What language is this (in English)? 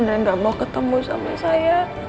Indonesian